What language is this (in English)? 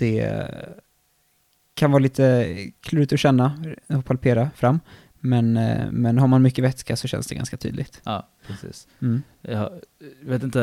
Swedish